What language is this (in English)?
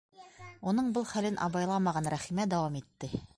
Bashkir